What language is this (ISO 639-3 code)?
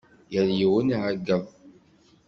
kab